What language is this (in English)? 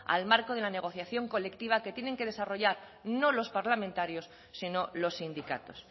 Spanish